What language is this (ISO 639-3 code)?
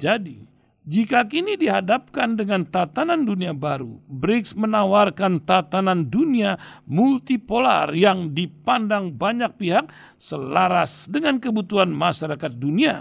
ind